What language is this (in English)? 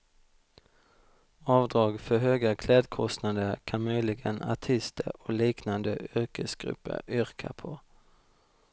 Swedish